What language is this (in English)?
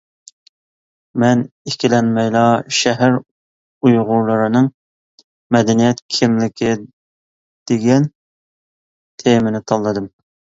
Uyghur